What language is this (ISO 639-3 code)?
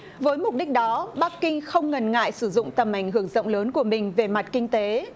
vie